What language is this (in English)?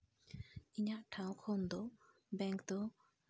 Santali